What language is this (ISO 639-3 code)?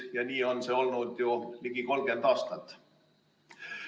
est